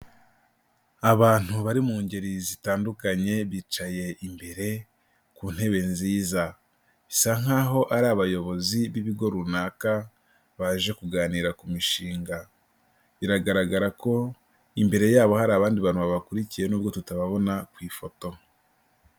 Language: Kinyarwanda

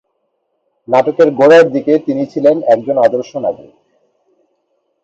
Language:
Bangla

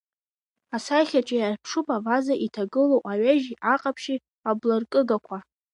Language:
Abkhazian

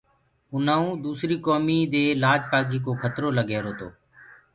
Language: Gurgula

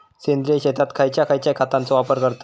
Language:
Marathi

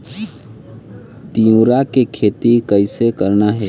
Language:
Chhattisgarhi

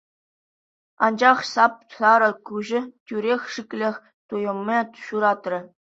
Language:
Chuvash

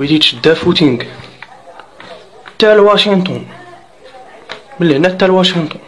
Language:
Arabic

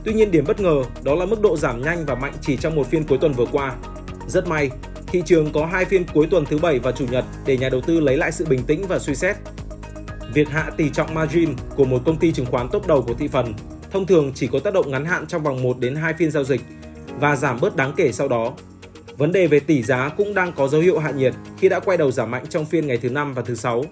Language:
Vietnamese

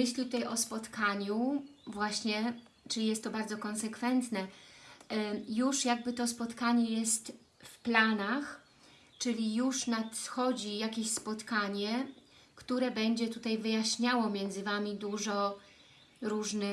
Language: Polish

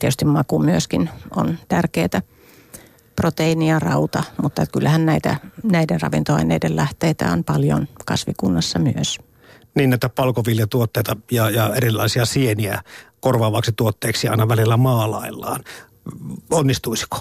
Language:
Finnish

